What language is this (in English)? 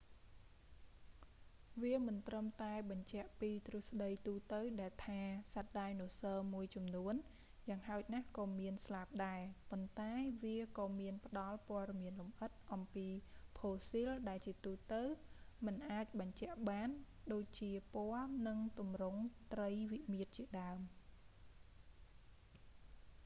Khmer